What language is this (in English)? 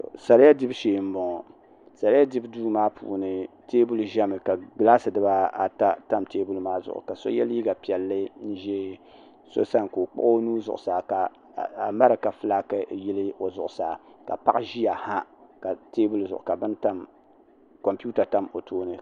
Dagbani